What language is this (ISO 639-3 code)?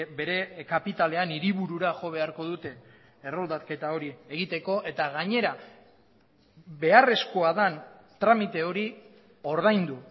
eus